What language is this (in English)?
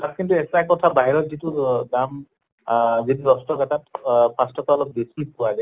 Assamese